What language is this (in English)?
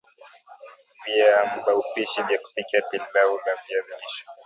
Swahili